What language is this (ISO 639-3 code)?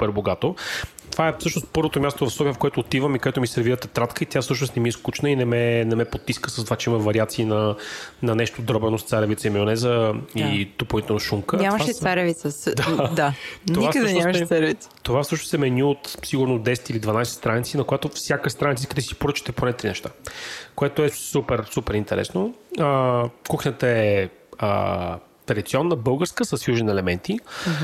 bul